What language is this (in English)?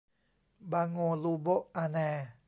Thai